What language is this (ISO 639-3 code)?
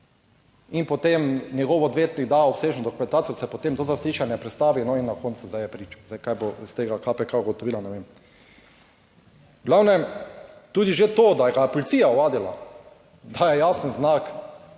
slv